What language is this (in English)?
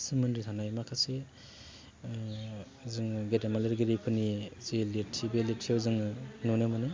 Bodo